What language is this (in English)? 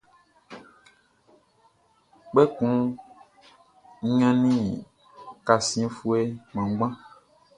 Baoulé